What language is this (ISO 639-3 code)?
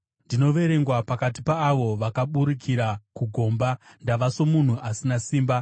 sna